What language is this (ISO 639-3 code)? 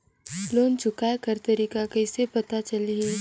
hne